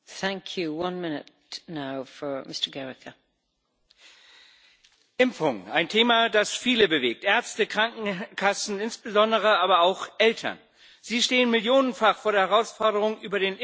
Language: German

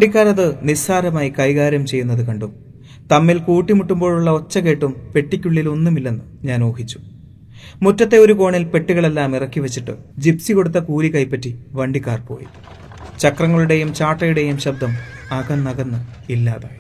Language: Malayalam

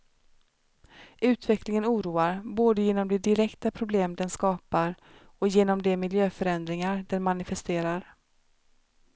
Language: Swedish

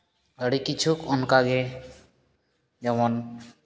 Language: Santali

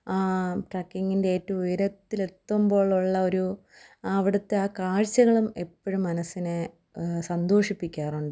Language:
Malayalam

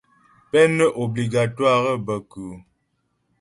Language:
Ghomala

